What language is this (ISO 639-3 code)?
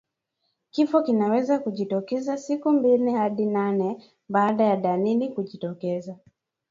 swa